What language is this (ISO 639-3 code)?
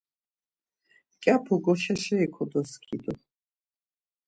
lzz